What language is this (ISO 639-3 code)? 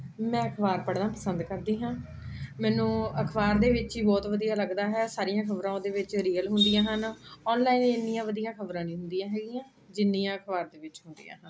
pan